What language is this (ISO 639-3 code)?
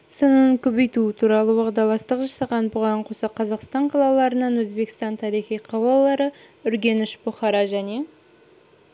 kaz